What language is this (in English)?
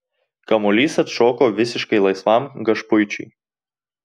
Lithuanian